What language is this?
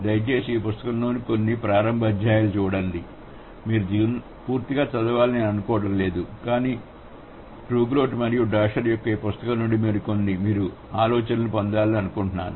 Telugu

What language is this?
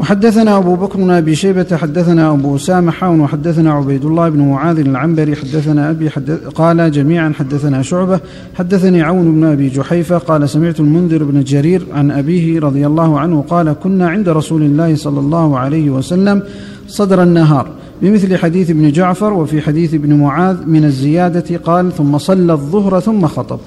Arabic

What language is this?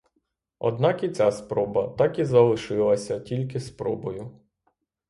Ukrainian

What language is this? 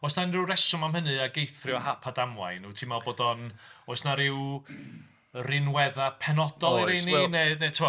Welsh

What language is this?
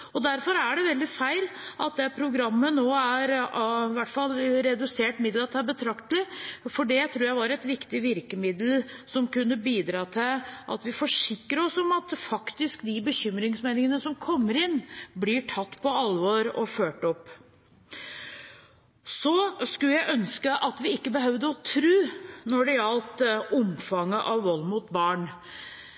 Norwegian Bokmål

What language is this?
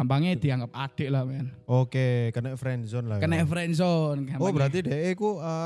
Indonesian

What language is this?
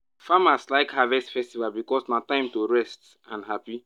Nigerian Pidgin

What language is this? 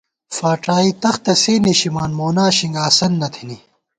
Gawar-Bati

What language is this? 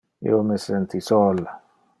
Interlingua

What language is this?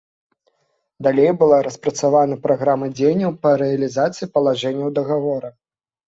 Belarusian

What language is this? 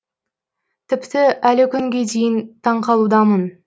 Kazakh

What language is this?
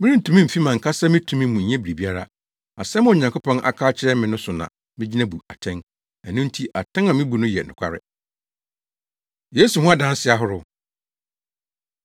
Akan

